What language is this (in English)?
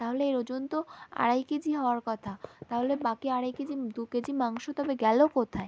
Bangla